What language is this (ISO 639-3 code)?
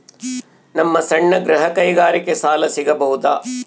kan